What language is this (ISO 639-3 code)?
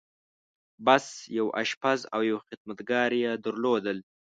pus